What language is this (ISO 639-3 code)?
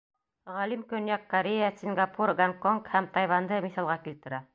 bak